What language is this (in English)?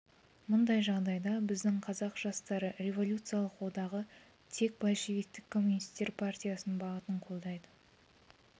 Kazakh